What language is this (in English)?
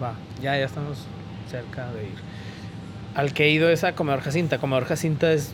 Spanish